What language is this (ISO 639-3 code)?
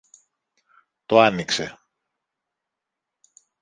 ell